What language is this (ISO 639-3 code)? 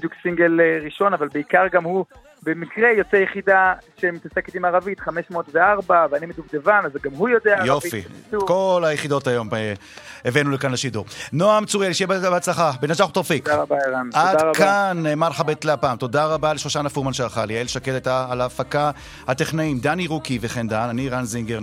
heb